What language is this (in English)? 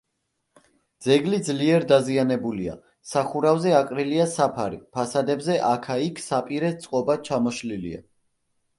Georgian